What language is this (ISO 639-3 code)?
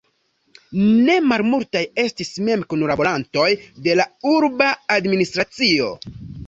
epo